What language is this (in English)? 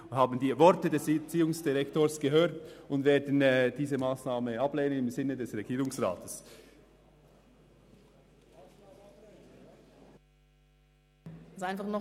Swiss German